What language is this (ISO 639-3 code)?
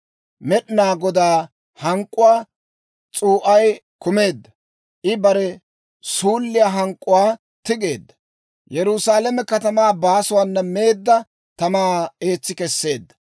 dwr